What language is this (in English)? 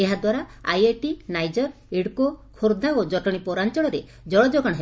Odia